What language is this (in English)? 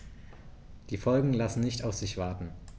German